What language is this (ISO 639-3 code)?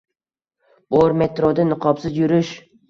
uzb